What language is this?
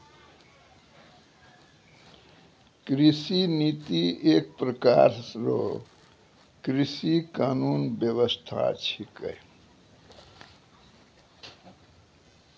Maithili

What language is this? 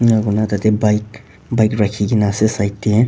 Naga Pidgin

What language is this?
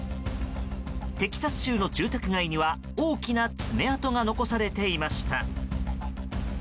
Japanese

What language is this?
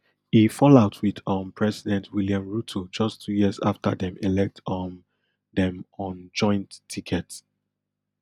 Nigerian Pidgin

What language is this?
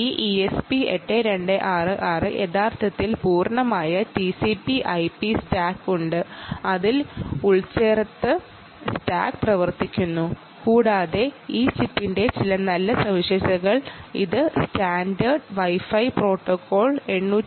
Malayalam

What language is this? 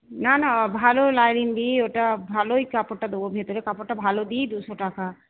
Bangla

